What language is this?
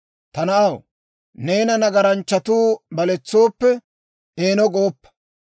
Dawro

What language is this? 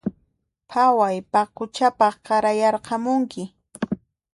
Puno Quechua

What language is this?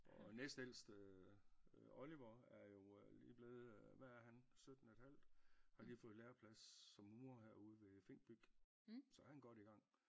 Danish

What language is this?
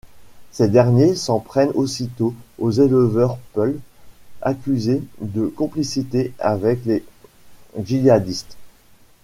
French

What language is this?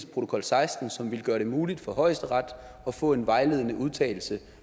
Danish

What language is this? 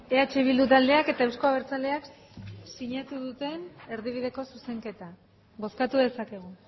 Basque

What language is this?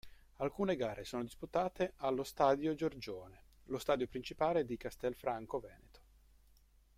Italian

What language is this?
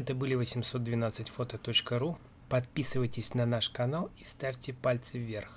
Russian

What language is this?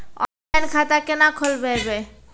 Maithili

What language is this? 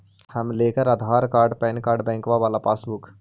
Magahi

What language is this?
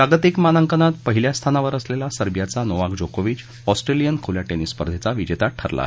Marathi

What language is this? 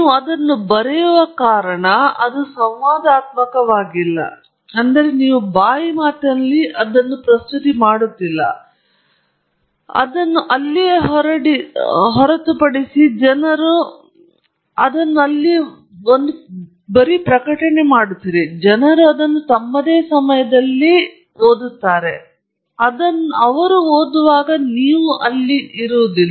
Kannada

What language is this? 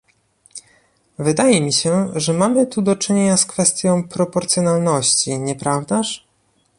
Polish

